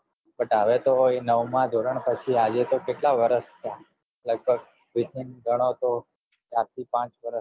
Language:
Gujarati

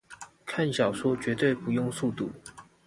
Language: Chinese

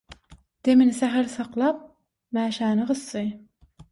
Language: Turkmen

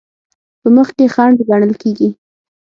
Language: Pashto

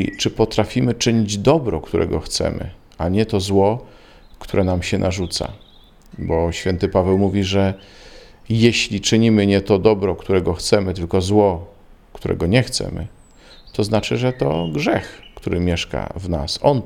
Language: Polish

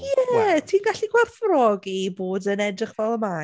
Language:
Welsh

